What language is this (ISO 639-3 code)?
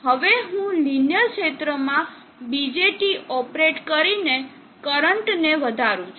guj